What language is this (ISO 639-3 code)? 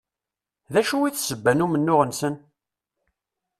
kab